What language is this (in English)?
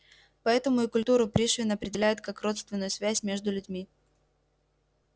Russian